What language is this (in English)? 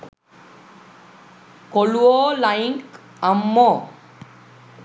Sinhala